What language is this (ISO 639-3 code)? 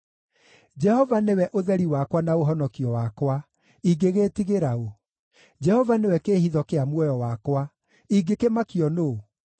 kik